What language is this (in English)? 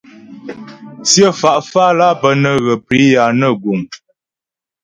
Ghomala